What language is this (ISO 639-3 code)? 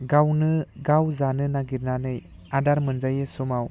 brx